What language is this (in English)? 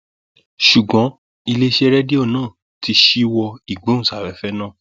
Yoruba